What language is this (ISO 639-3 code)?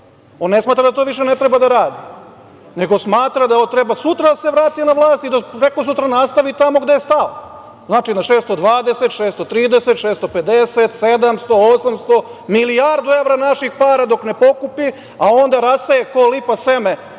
srp